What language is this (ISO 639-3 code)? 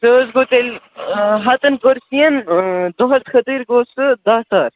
kas